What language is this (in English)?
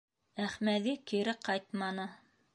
Bashkir